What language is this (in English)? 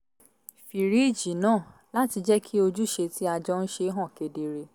Yoruba